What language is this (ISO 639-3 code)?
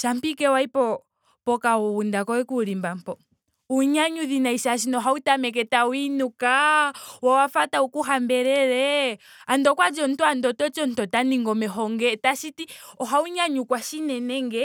ndo